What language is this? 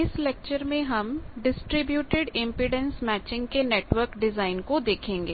Hindi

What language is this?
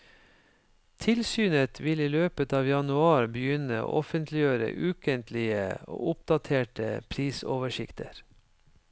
Norwegian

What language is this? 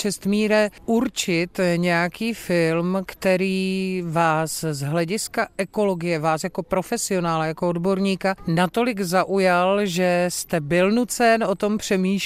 Czech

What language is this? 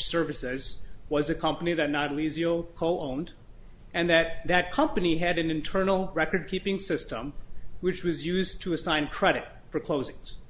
English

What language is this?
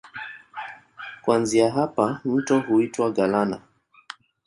Swahili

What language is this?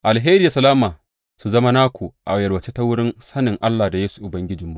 Hausa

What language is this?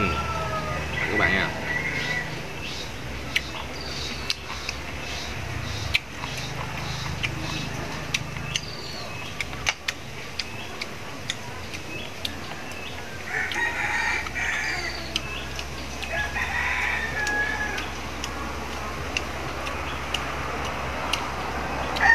Vietnamese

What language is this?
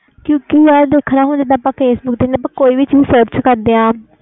Punjabi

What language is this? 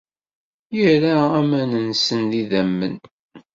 Kabyle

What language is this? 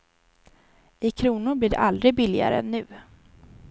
Swedish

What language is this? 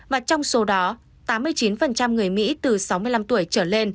Vietnamese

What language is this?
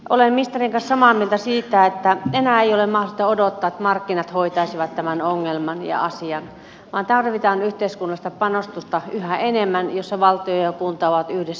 Finnish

